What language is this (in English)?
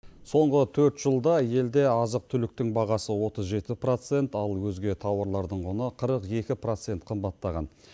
Kazakh